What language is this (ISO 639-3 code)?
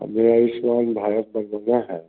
hin